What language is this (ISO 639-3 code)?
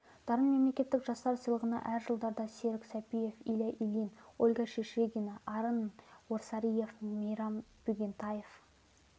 kaz